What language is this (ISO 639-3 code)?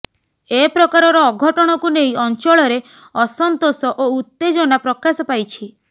ori